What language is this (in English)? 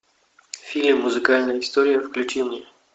Russian